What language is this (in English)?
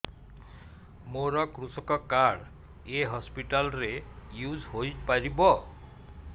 Odia